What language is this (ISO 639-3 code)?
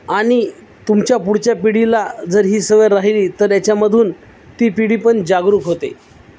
mar